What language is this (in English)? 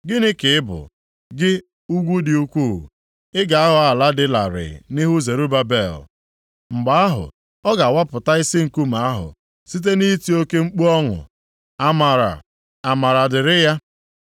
Igbo